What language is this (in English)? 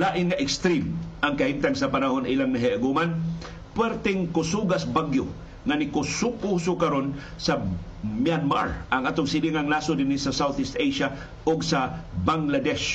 Filipino